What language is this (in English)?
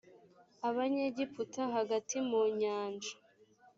Kinyarwanda